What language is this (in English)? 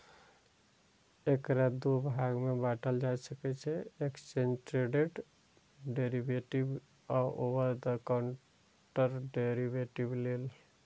Maithili